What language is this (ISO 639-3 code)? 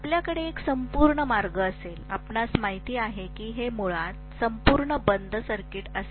mar